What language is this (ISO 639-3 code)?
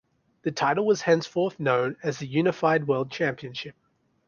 eng